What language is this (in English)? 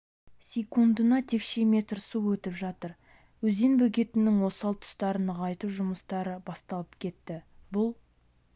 Kazakh